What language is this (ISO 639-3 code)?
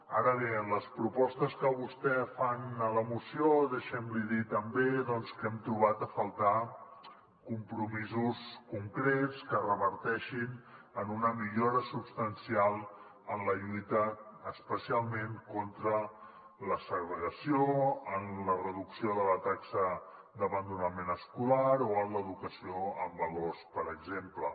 cat